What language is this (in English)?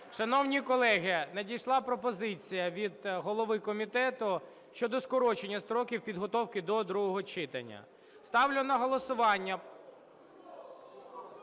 Ukrainian